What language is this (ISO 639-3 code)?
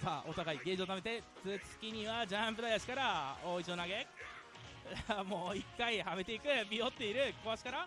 jpn